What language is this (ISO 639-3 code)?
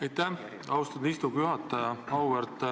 est